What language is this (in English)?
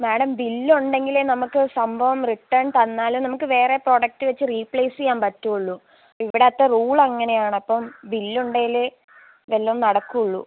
Malayalam